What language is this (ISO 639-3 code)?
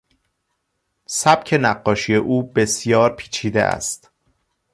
fas